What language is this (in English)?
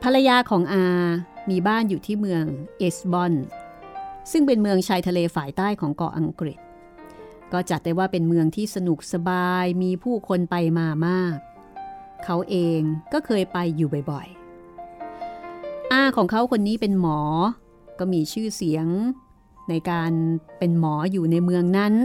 Thai